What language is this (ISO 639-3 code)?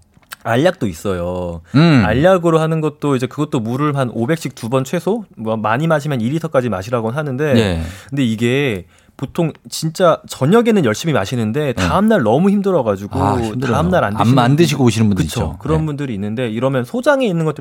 kor